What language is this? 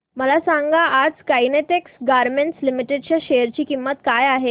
Marathi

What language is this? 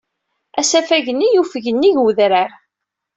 Kabyle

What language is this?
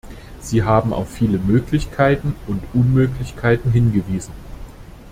German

